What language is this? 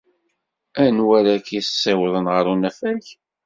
Kabyle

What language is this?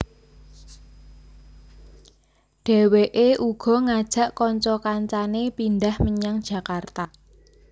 Javanese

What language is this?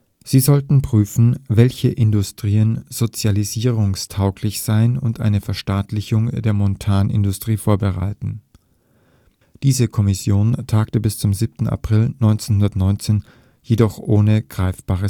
German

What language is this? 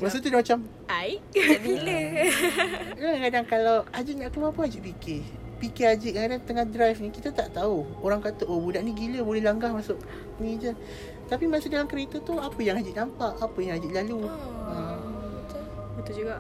Malay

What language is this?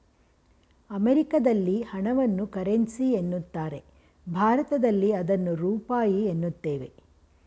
Kannada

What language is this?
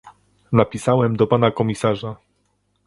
Polish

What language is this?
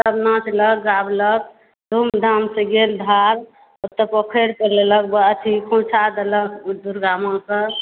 Maithili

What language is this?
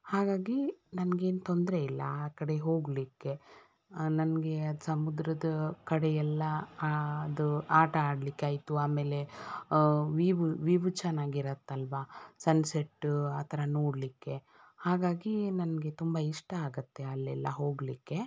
Kannada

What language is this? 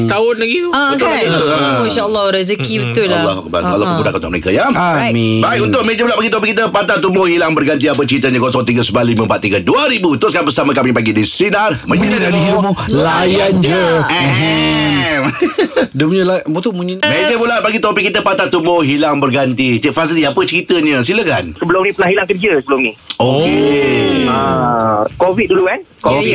Malay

